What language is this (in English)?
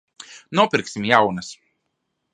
Latvian